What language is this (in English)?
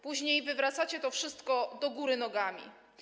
Polish